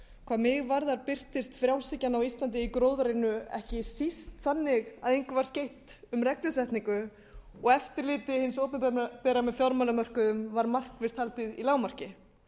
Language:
Icelandic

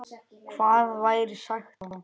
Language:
Icelandic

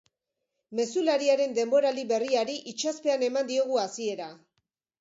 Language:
Basque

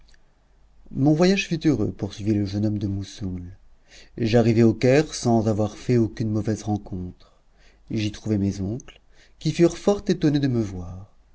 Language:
French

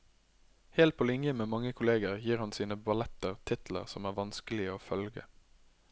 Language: Norwegian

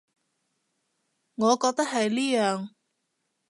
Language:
Cantonese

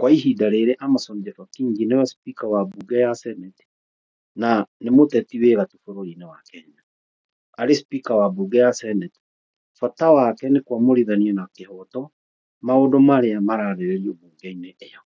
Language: Kikuyu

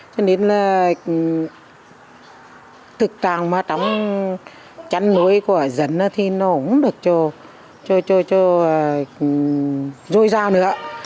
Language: Vietnamese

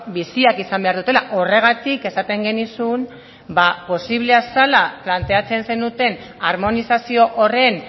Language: Basque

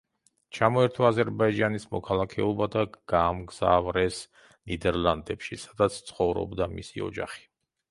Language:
Georgian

